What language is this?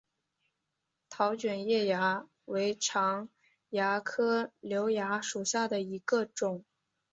Chinese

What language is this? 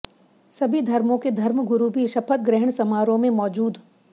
Hindi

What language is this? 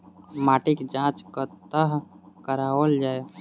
Maithili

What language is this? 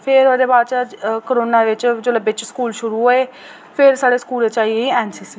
Dogri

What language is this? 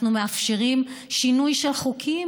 Hebrew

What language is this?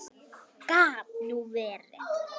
Icelandic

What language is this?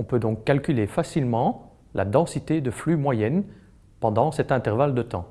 French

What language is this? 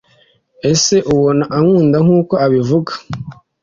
Kinyarwanda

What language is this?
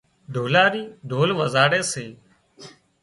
Wadiyara Koli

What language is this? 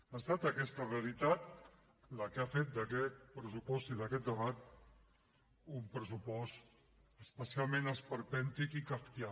Catalan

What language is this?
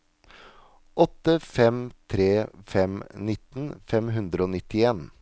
Norwegian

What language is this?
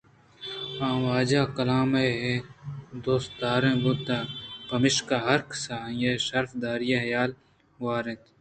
Eastern Balochi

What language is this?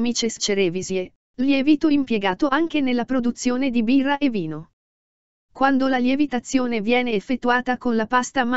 Italian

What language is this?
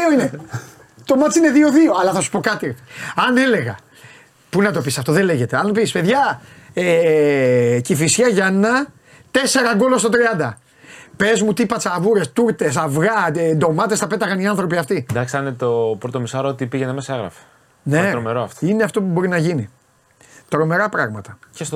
Greek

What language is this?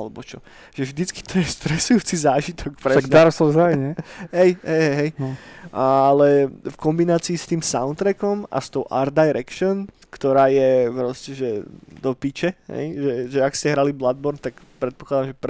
Slovak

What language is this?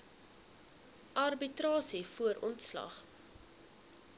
Afrikaans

